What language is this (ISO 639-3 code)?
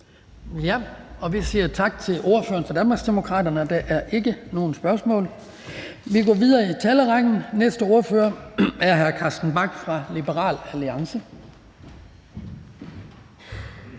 dan